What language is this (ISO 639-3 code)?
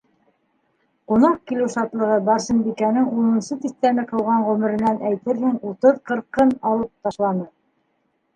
bak